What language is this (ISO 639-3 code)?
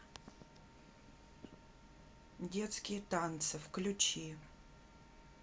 rus